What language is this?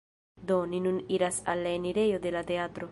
Esperanto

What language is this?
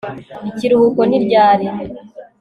Kinyarwanda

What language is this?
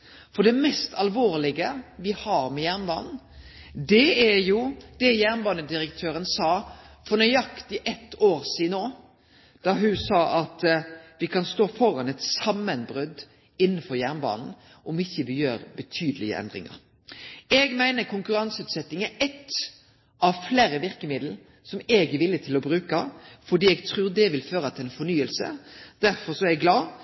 Norwegian Nynorsk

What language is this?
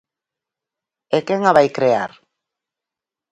Galician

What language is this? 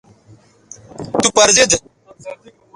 Bateri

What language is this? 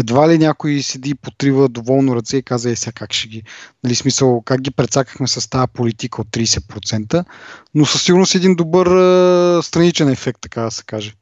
Bulgarian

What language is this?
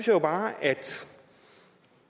Danish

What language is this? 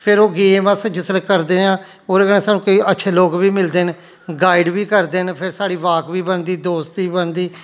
Dogri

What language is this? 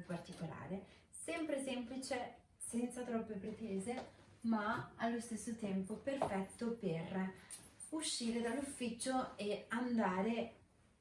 Italian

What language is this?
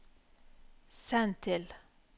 Norwegian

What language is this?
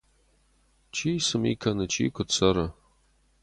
Ossetic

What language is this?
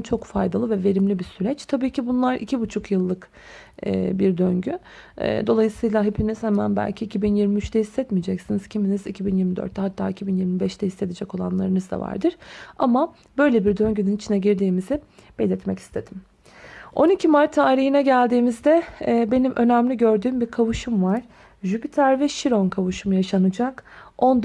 Turkish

